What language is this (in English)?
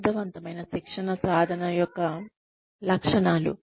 Telugu